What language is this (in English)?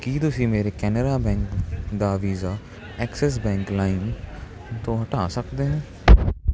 Punjabi